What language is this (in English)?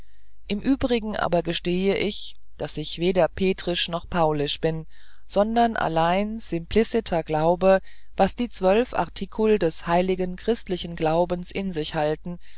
German